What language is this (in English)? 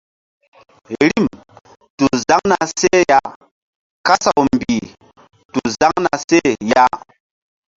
Mbum